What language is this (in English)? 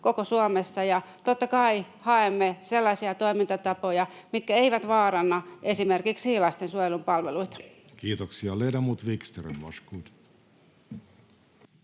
Finnish